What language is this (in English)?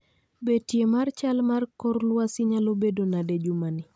Luo (Kenya and Tanzania)